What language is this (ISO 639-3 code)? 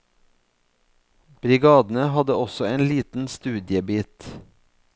nor